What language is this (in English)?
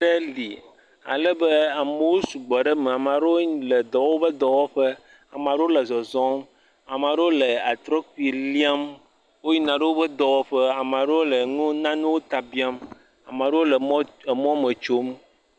Ewe